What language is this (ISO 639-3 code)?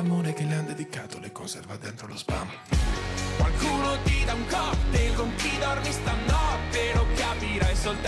ita